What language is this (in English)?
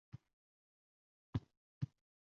Uzbek